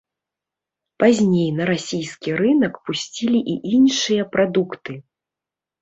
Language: Belarusian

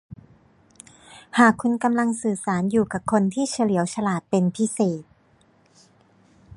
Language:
Thai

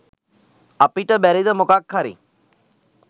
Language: Sinhala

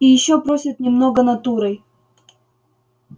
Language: Russian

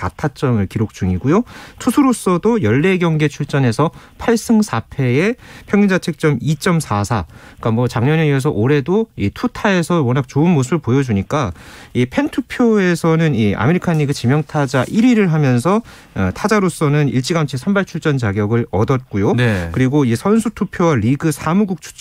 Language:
Korean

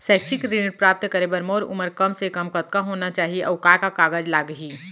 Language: Chhattisgarhi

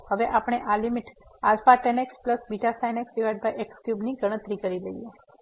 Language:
Gujarati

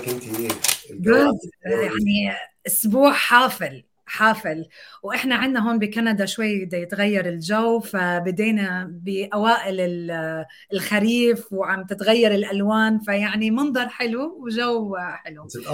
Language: Arabic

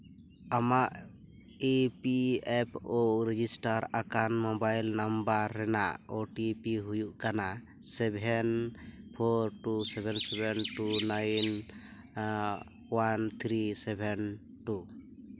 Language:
Santali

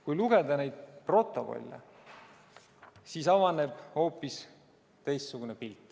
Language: Estonian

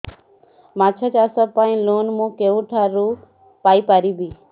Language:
Odia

